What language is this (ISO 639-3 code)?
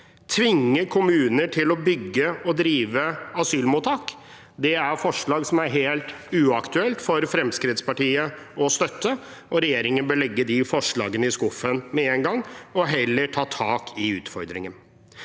nor